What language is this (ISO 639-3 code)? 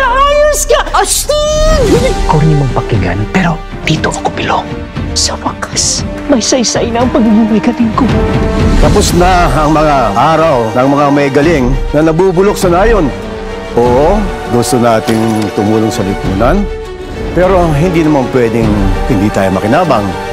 fil